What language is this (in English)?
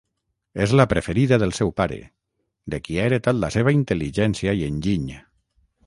Catalan